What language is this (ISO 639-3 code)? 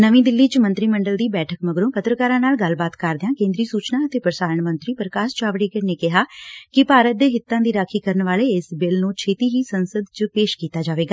pan